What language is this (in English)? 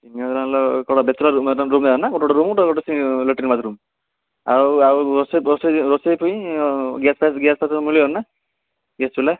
Odia